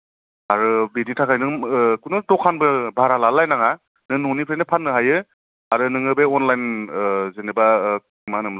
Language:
Bodo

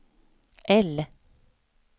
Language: Swedish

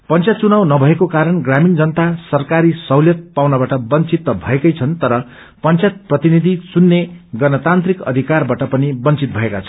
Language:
Nepali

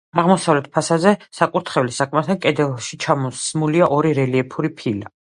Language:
Georgian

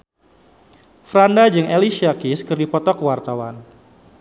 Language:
Sundanese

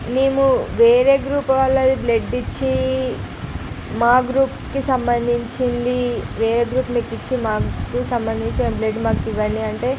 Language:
Telugu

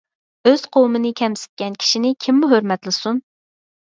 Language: Uyghur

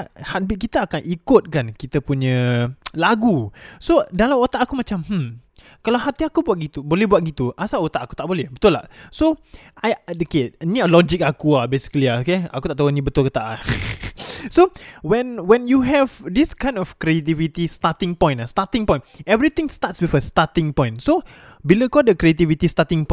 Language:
Malay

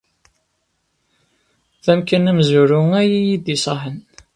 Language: Kabyle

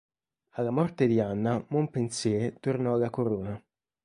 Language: Italian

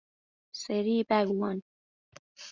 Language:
Persian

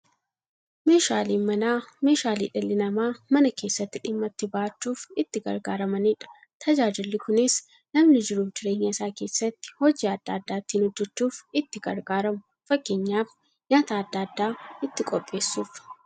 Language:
Oromo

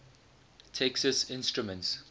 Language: English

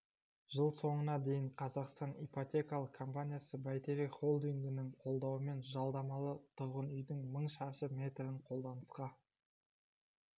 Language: Kazakh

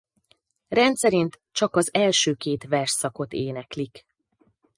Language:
Hungarian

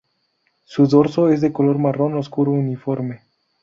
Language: Spanish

